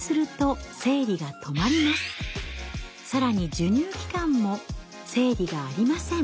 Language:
Japanese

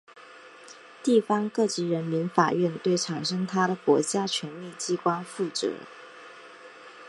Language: Chinese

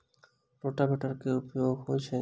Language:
Maithili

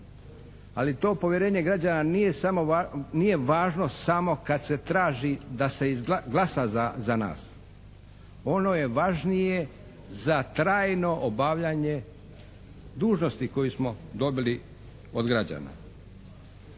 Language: Croatian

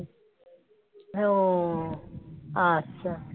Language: Bangla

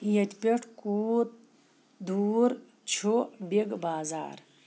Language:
Kashmiri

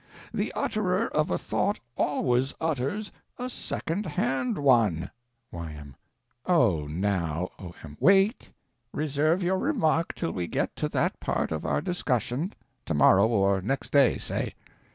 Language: English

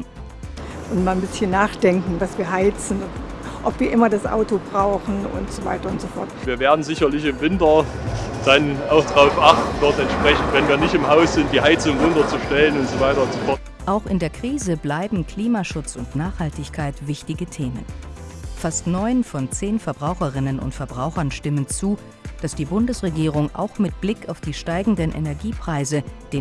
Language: German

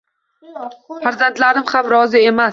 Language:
Uzbek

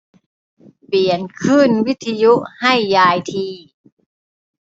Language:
Thai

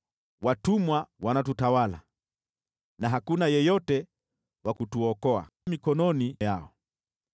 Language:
Swahili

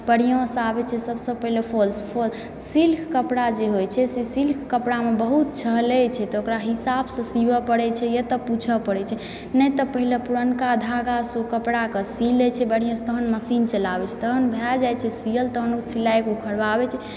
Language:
Maithili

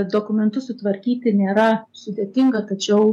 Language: Lithuanian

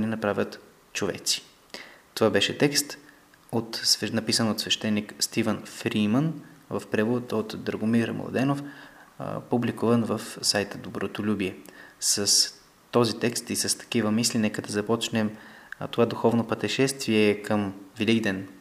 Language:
Bulgarian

